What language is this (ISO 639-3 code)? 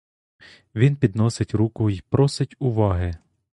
ukr